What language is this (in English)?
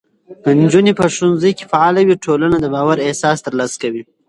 Pashto